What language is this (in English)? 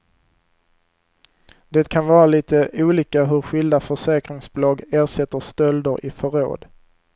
Swedish